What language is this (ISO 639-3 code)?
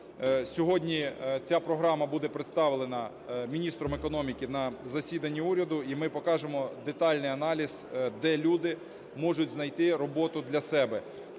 ukr